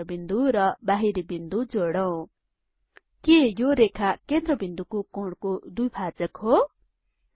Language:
Nepali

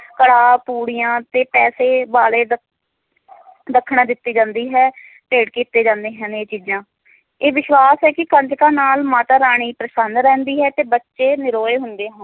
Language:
Punjabi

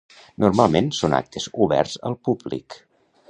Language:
Catalan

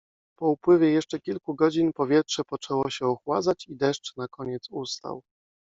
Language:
Polish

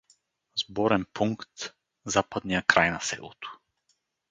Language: Bulgarian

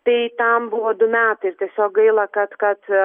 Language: Lithuanian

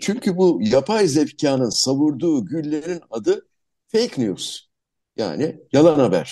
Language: Turkish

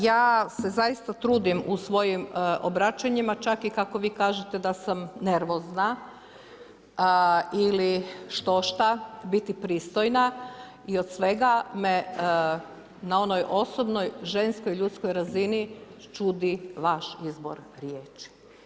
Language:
Croatian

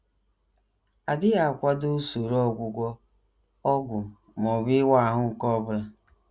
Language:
Igbo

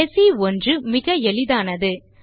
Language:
Tamil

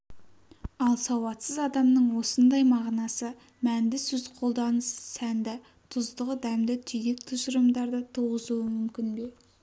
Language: Kazakh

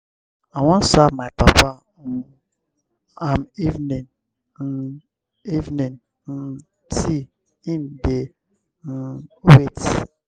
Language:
Nigerian Pidgin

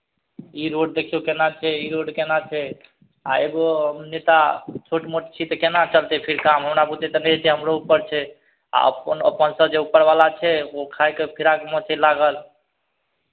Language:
Maithili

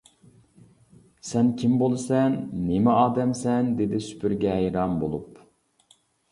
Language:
Uyghur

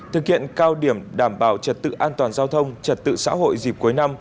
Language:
Vietnamese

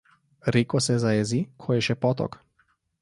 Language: Slovenian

